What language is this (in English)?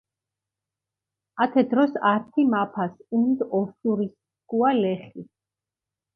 Mingrelian